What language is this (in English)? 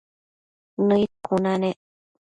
Matsés